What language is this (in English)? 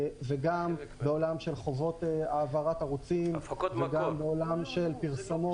Hebrew